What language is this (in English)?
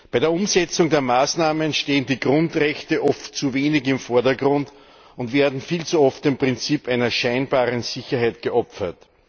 German